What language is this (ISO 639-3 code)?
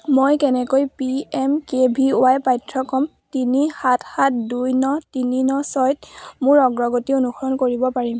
asm